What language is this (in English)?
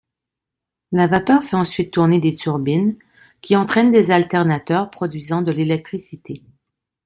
French